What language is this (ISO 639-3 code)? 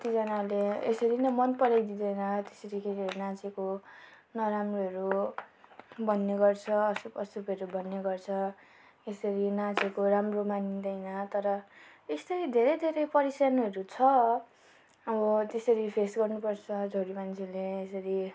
nep